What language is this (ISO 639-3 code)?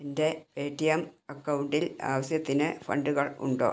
mal